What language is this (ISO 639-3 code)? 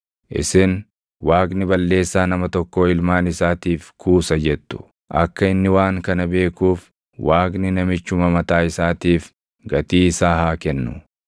orm